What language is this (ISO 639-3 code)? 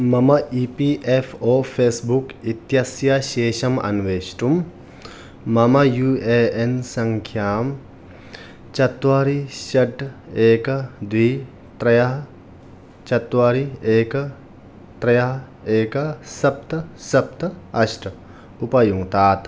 san